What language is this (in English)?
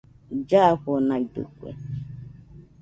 Nüpode Huitoto